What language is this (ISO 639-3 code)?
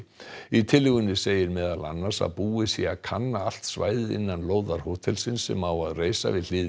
isl